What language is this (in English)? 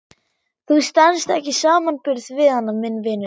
Icelandic